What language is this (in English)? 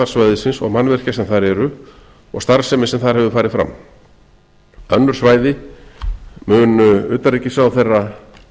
Icelandic